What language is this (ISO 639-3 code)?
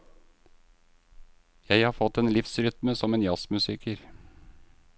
nor